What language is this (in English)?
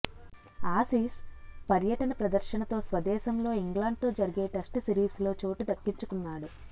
Telugu